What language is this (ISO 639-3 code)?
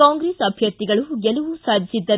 kan